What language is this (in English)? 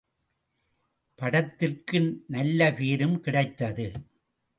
Tamil